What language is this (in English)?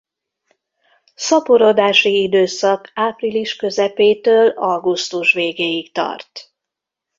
Hungarian